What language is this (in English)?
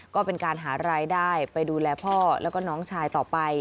Thai